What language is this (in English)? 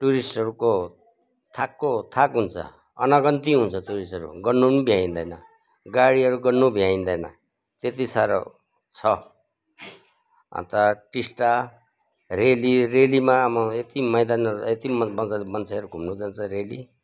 Nepali